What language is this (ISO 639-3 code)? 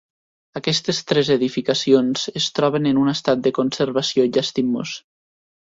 cat